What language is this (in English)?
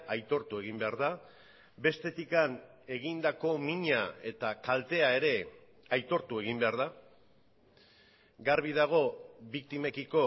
Basque